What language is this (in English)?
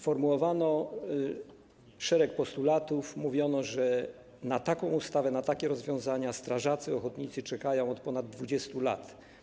Polish